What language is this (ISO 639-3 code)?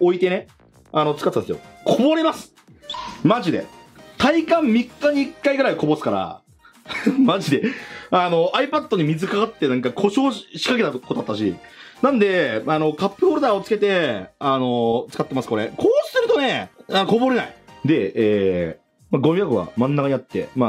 jpn